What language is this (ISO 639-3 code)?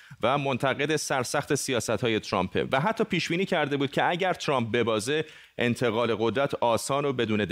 fas